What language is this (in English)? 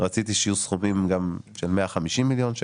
Hebrew